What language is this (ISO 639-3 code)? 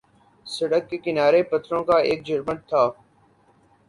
urd